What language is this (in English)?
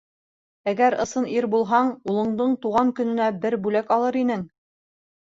Bashkir